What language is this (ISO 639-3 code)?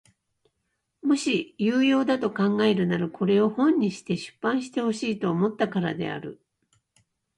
jpn